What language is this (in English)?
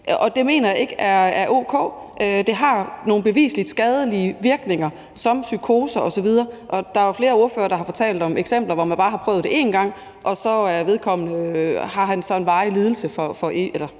Danish